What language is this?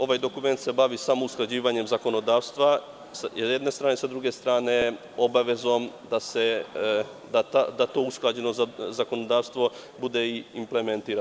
Serbian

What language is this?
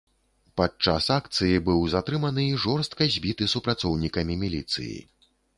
Belarusian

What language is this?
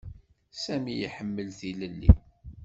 Kabyle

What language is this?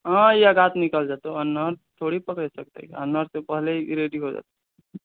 Maithili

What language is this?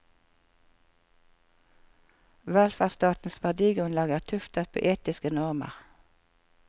Norwegian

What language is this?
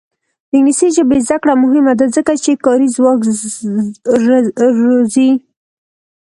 Pashto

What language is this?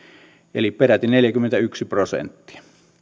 Finnish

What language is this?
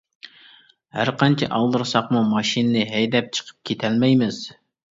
Uyghur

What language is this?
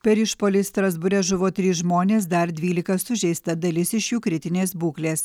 Lithuanian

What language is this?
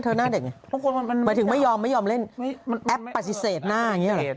Thai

